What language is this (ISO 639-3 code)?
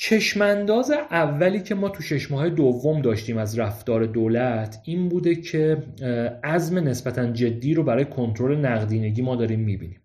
fas